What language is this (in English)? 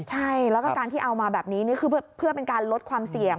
Thai